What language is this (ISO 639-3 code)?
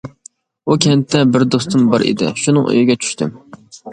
uig